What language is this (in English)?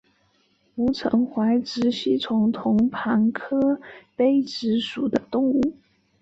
Chinese